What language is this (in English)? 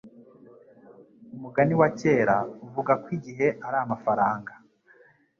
Kinyarwanda